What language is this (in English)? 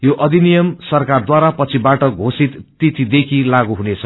Nepali